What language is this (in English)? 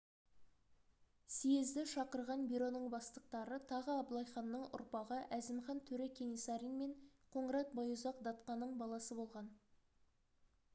Kazakh